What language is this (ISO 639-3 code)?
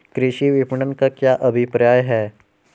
hin